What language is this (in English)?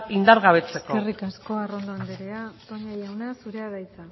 Basque